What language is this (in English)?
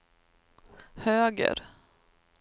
Swedish